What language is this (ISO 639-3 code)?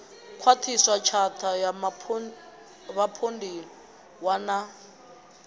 ven